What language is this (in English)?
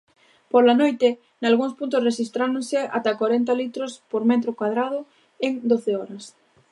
Galician